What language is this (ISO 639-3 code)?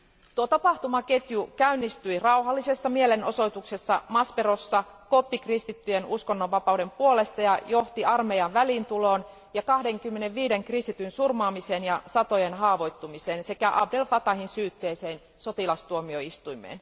fin